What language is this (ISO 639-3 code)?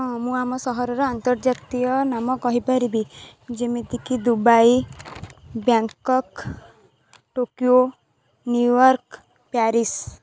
ori